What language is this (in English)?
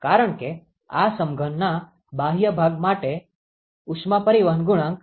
Gujarati